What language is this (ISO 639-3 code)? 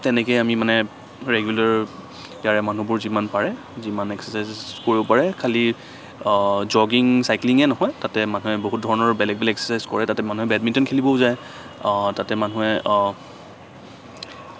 asm